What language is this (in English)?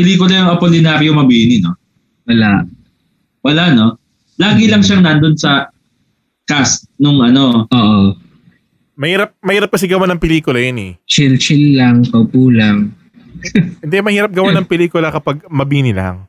Filipino